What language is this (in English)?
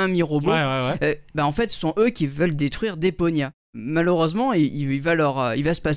French